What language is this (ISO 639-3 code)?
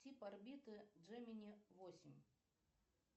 rus